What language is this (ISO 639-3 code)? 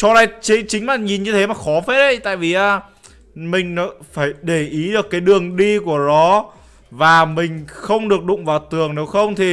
vie